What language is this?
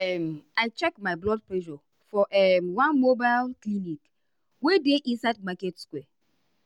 Nigerian Pidgin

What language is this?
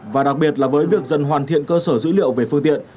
Vietnamese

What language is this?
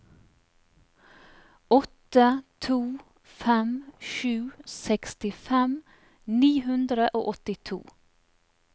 Norwegian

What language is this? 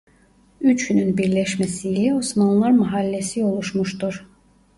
Turkish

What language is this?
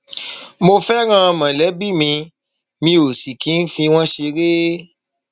Yoruba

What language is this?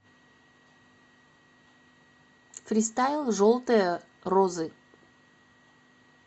Russian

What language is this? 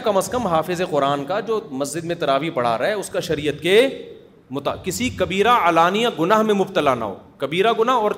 Urdu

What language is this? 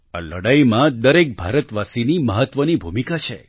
Gujarati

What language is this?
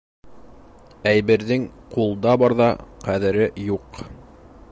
Bashkir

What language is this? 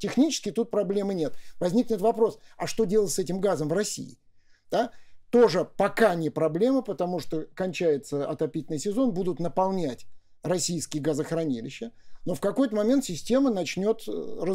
Russian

